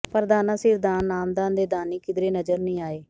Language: Punjabi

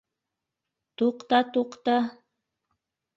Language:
Bashkir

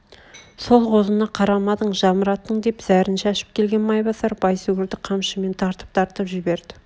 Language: Kazakh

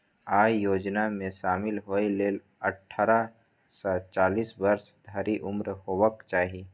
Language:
Maithili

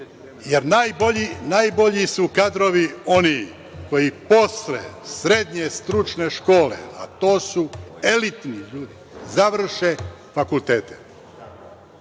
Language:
Serbian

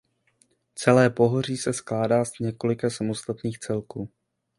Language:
Czech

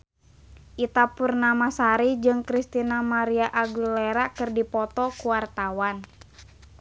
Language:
Sundanese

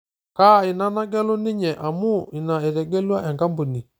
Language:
Masai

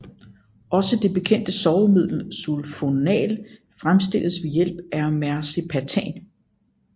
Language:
Danish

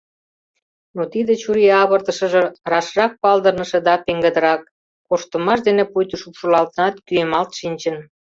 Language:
Mari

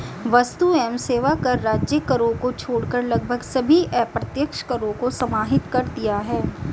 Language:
Hindi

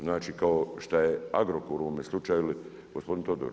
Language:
Croatian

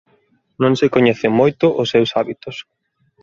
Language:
Galician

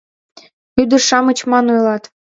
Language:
Mari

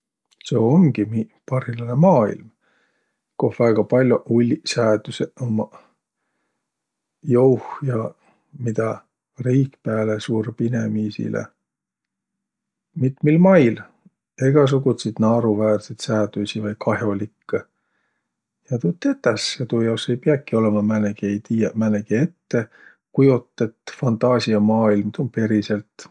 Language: Võro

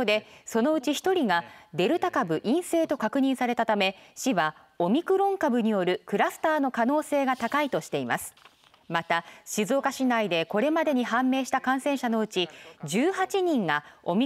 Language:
Japanese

